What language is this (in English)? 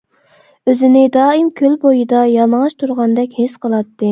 Uyghur